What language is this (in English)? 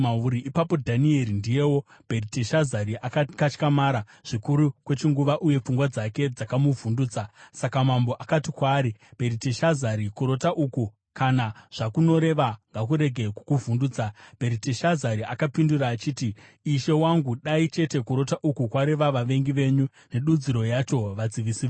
Shona